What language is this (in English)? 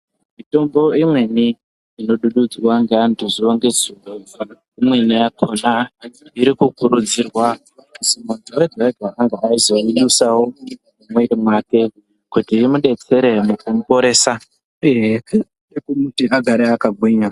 Ndau